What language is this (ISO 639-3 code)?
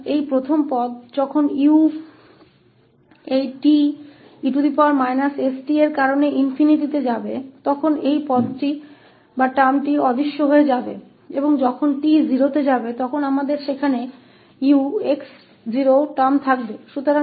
hin